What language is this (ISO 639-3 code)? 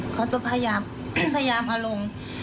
tha